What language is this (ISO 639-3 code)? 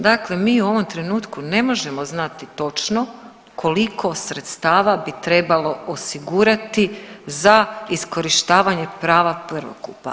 hrv